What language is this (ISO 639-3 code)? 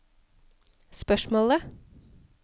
nor